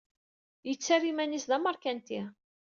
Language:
Kabyle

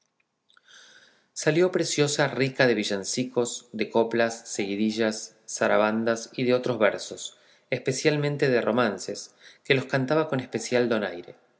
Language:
Spanish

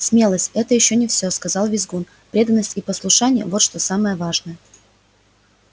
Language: Russian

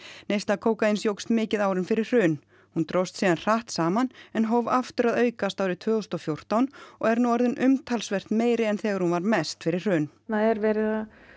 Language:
Icelandic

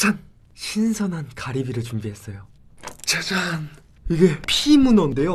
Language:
Korean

